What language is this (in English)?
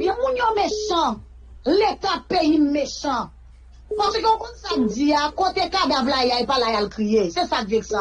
French